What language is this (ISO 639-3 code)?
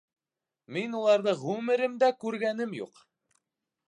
bak